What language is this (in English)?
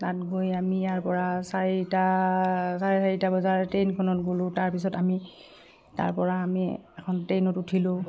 Assamese